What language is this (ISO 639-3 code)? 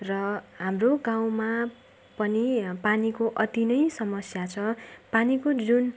nep